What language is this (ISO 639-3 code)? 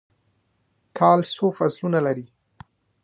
pus